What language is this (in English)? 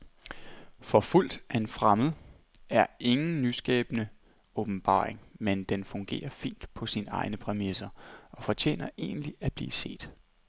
Danish